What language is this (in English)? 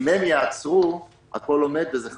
Hebrew